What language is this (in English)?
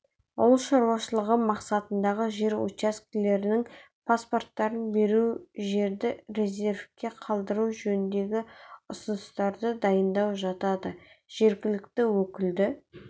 Kazakh